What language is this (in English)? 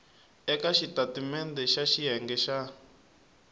Tsonga